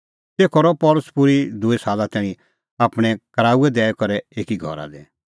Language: Kullu Pahari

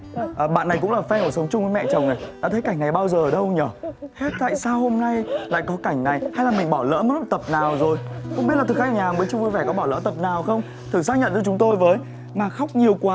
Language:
Vietnamese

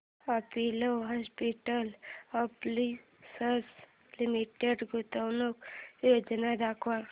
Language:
Marathi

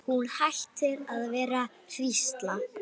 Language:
Icelandic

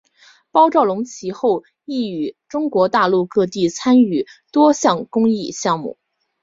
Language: Chinese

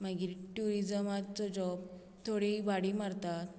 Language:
Konkani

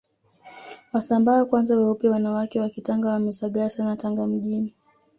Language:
Swahili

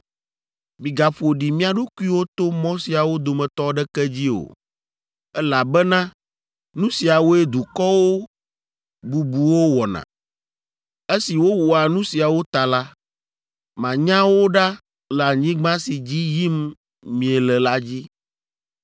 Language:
Ewe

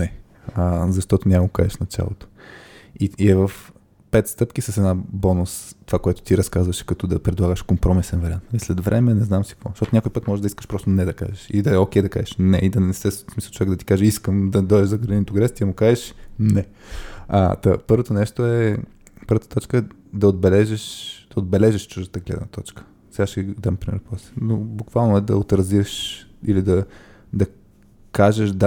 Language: Bulgarian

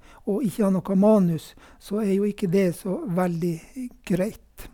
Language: Norwegian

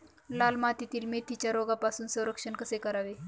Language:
Marathi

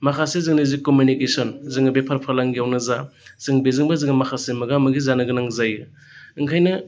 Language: Bodo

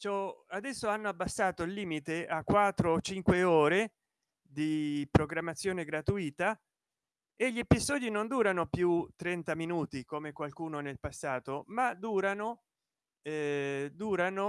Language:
Italian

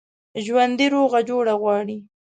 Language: Pashto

